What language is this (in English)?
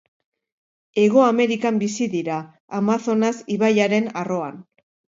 Basque